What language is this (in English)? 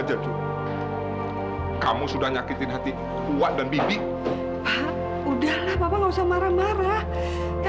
Indonesian